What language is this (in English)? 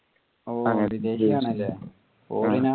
Malayalam